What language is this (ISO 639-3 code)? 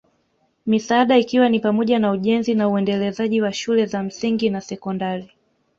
swa